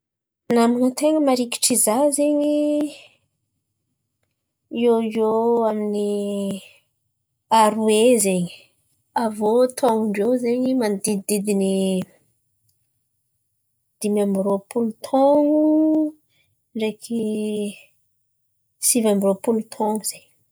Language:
Antankarana Malagasy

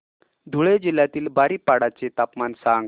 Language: Marathi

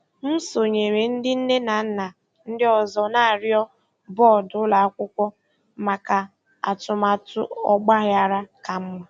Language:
Igbo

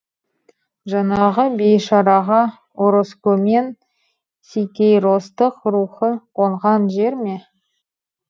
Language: Kazakh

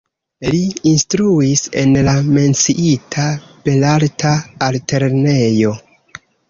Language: Esperanto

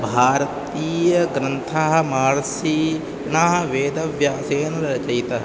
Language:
Sanskrit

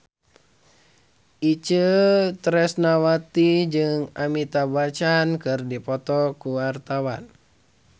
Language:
Sundanese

